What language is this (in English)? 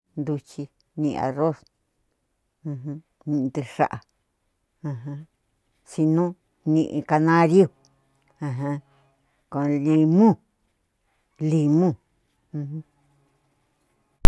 Cuyamecalco Mixtec